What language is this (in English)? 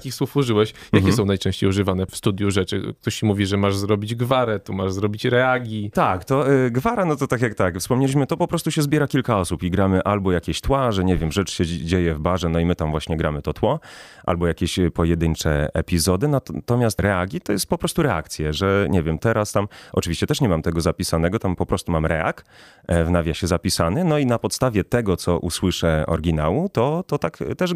Polish